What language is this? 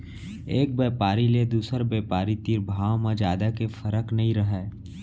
Chhattisgarhi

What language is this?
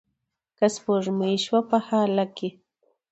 Pashto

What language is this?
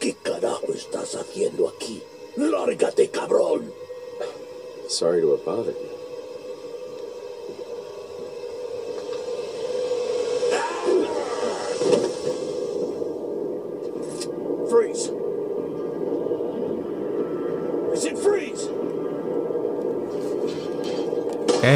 Indonesian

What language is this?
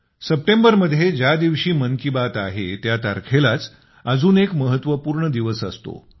Marathi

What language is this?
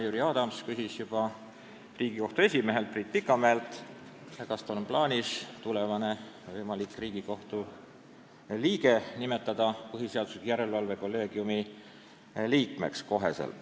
Estonian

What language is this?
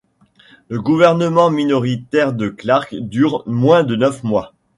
French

